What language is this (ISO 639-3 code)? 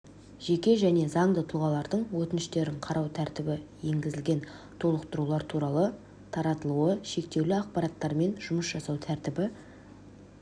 kaz